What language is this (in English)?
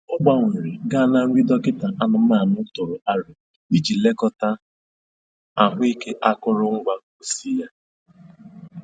Igbo